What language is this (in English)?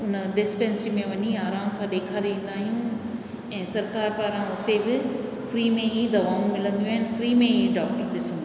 Sindhi